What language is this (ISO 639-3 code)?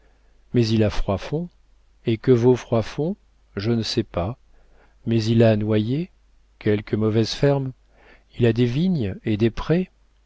fra